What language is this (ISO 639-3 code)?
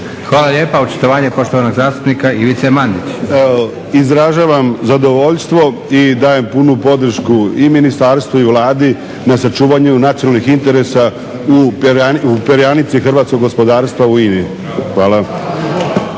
hrv